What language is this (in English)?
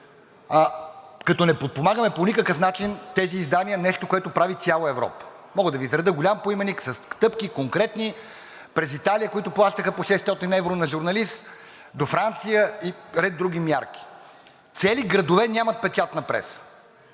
Bulgarian